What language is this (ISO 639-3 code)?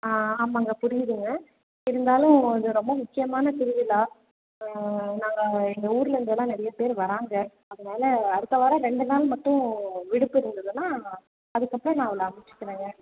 tam